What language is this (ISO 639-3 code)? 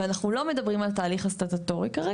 heb